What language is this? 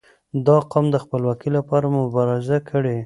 Pashto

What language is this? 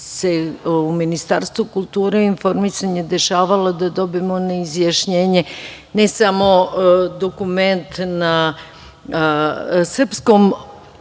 Serbian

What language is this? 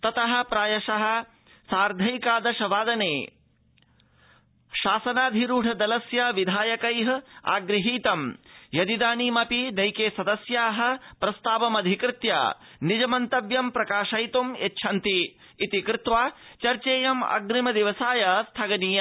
Sanskrit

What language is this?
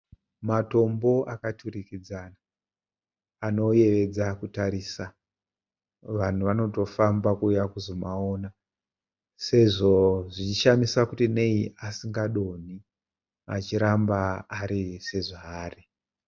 Shona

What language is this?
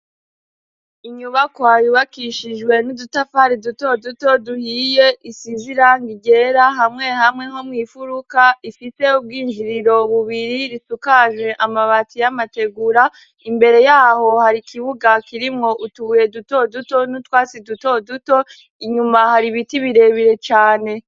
Rundi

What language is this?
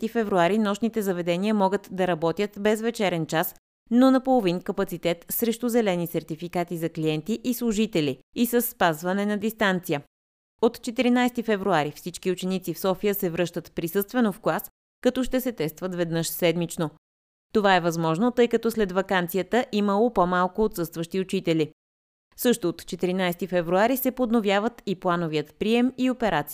Bulgarian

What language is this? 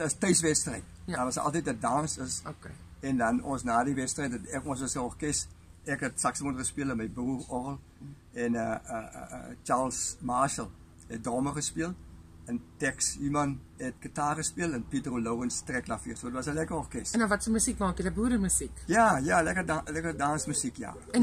Dutch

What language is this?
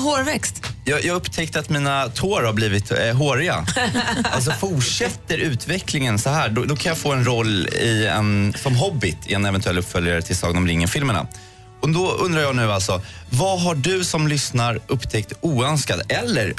Swedish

